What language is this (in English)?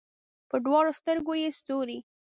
Pashto